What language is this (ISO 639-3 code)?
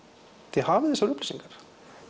isl